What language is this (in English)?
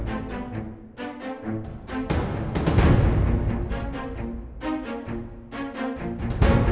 Indonesian